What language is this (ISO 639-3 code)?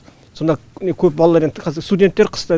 kaz